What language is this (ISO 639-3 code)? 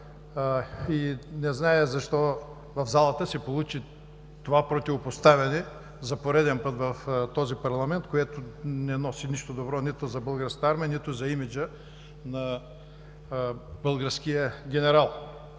bul